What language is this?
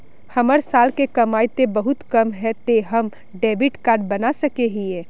Magahi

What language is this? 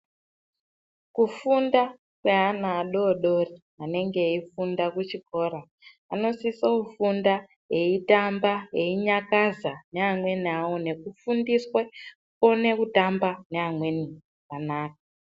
Ndau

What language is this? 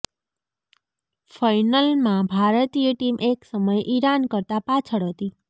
Gujarati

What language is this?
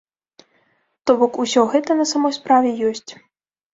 Belarusian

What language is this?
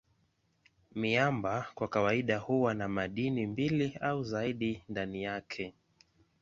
Swahili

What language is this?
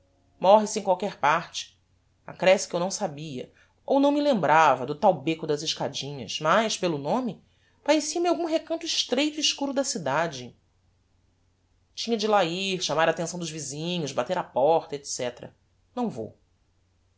Portuguese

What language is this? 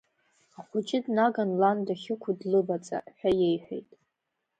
Abkhazian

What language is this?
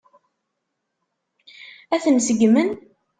Kabyle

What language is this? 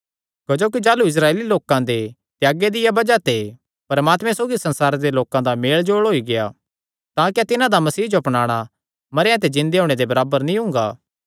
Kangri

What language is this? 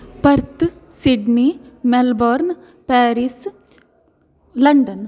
Sanskrit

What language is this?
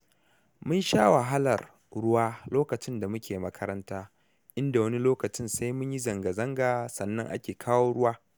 Hausa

